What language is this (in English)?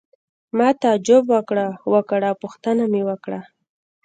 Pashto